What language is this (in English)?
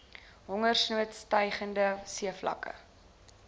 Afrikaans